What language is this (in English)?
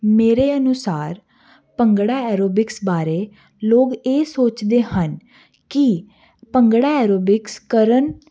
Punjabi